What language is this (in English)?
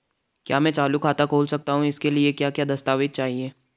Hindi